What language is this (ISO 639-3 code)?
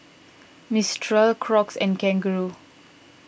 eng